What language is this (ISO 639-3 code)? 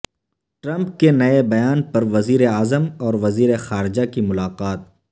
urd